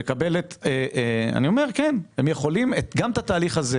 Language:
Hebrew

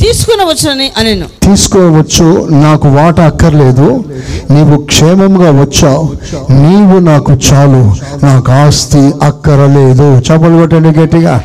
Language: Telugu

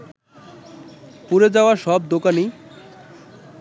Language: Bangla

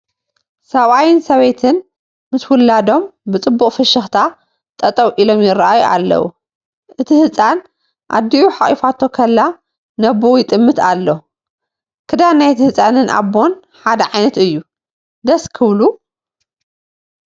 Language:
Tigrinya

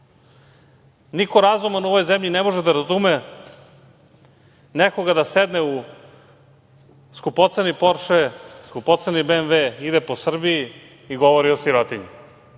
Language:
Serbian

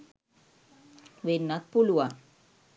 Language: Sinhala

